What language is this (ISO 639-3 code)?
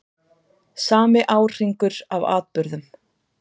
isl